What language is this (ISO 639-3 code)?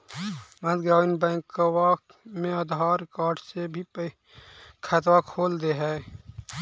mag